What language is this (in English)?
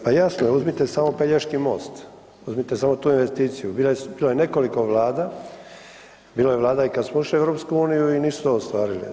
Croatian